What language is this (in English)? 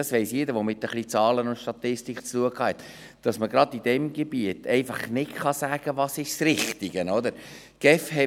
Swiss German